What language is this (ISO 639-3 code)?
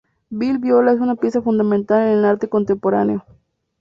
spa